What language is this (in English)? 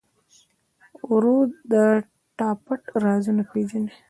Pashto